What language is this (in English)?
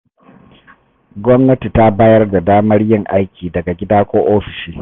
Hausa